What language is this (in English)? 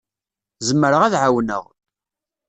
Kabyle